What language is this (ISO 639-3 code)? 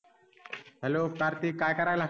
mar